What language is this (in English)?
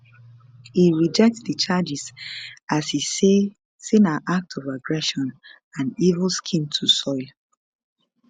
Nigerian Pidgin